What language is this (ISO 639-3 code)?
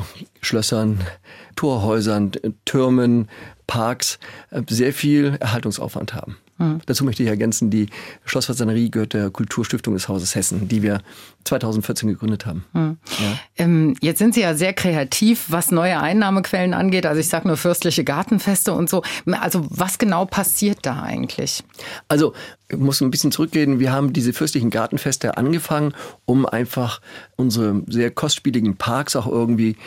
deu